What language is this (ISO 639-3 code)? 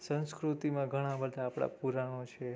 guj